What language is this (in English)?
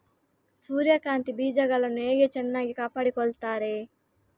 Kannada